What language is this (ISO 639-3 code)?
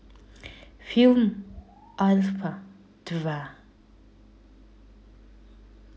rus